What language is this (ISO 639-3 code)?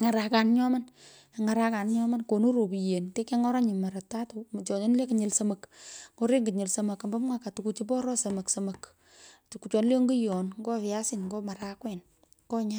pko